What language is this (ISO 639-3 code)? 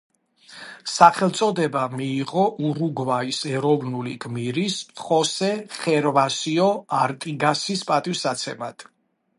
kat